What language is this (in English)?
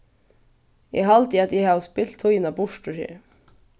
Faroese